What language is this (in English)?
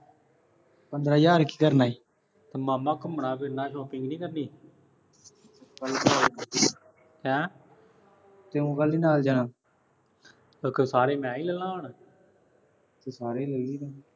Punjabi